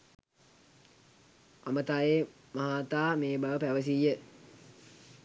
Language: Sinhala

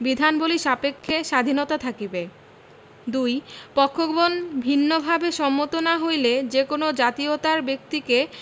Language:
Bangla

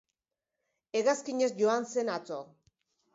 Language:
Basque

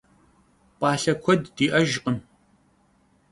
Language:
Kabardian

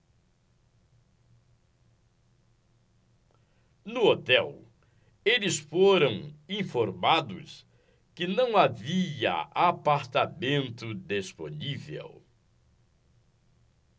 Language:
Portuguese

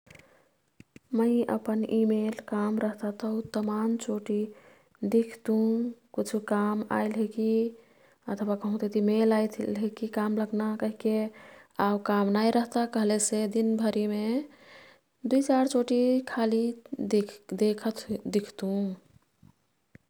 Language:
Kathoriya Tharu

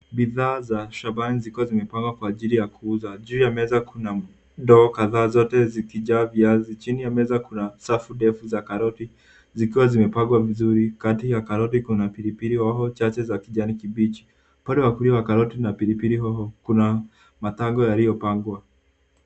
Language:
Swahili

